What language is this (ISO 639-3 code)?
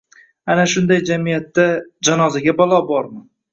uzb